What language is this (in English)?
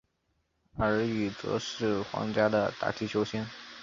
Chinese